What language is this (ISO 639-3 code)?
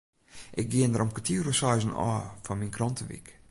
fry